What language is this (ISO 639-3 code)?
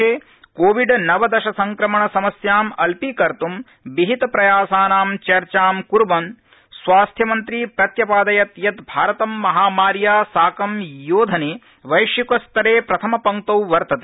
san